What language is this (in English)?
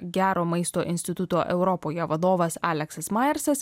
Lithuanian